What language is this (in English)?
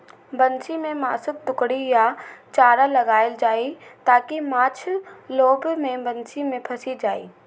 Maithili